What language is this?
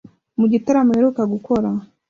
Kinyarwanda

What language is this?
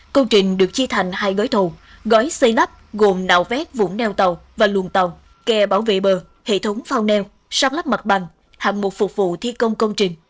Vietnamese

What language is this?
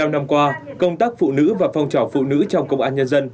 Vietnamese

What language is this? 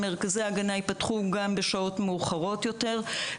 Hebrew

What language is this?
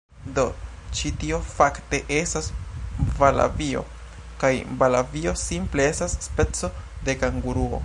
Esperanto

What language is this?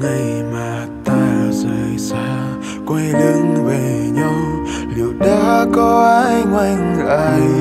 Vietnamese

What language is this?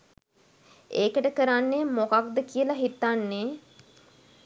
Sinhala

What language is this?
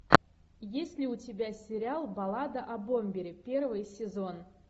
Russian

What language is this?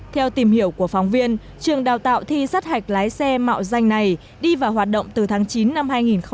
Vietnamese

